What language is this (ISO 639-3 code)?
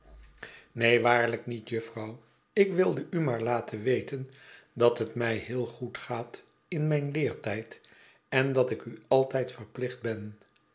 nld